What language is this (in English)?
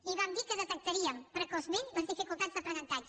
Catalan